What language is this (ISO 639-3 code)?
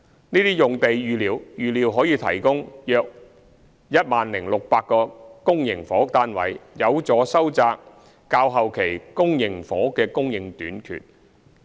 yue